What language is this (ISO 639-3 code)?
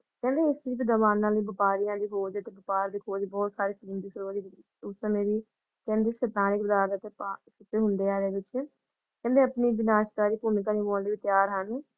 pan